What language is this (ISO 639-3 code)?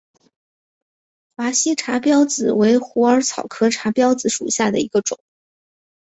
zho